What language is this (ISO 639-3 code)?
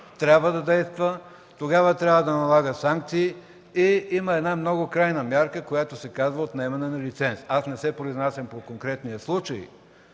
bul